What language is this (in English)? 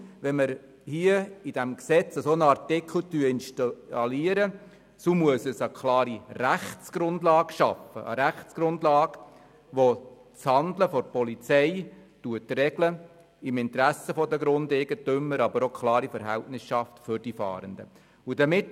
Swiss German